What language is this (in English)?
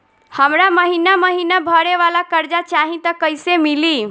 Bhojpuri